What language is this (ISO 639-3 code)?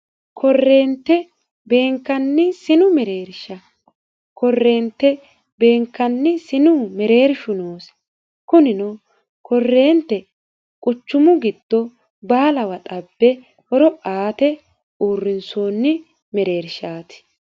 sid